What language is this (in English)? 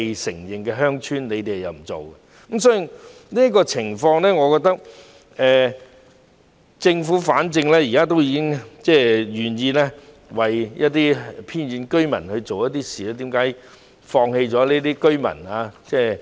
Cantonese